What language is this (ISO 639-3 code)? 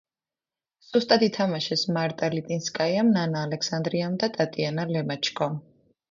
kat